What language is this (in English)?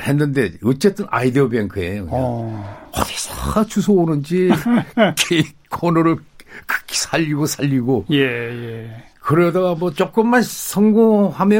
Korean